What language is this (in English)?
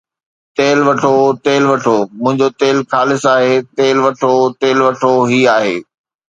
Sindhi